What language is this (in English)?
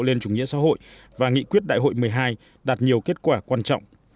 Vietnamese